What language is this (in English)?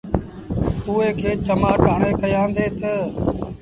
Sindhi Bhil